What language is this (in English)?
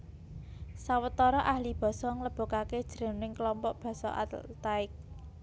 Javanese